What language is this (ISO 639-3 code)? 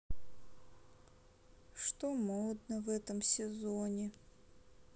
rus